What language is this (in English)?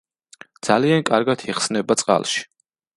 Georgian